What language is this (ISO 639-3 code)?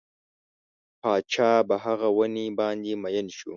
pus